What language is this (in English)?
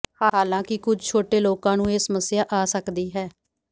Punjabi